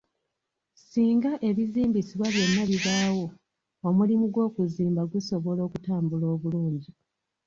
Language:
Ganda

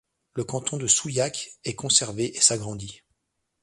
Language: French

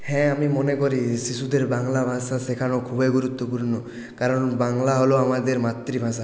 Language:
Bangla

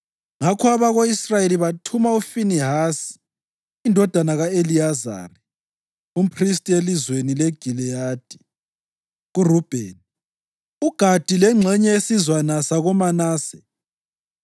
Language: North Ndebele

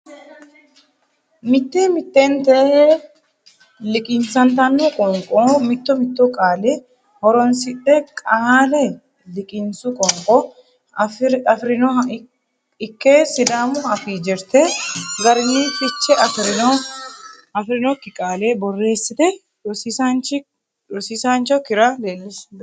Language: Sidamo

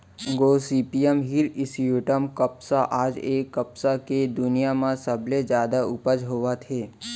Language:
Chhattisgarhi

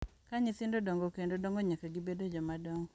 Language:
Luo (Kenya and Tanzania)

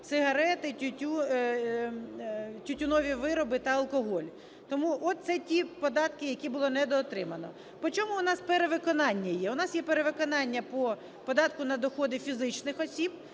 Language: Ukrainian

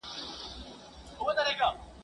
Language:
Pashto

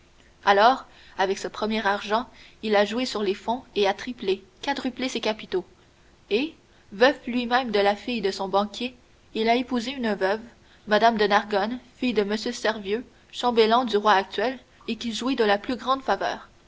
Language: French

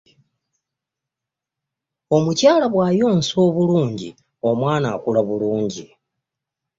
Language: Ganda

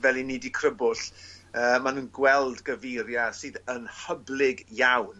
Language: Welsh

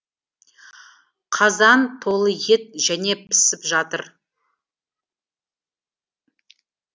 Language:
Kazakh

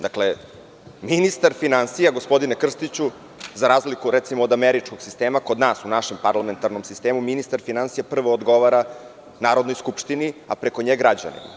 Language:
Serbian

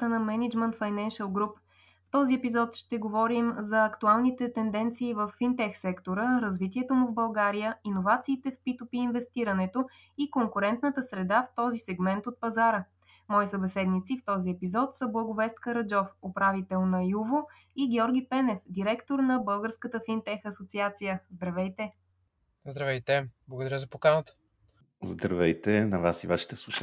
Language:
Bulgarian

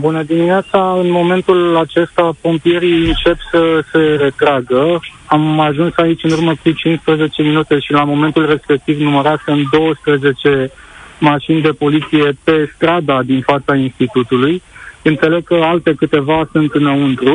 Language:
Romanian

